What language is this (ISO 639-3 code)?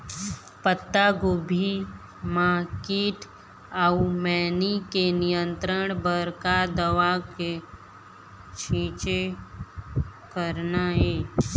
hne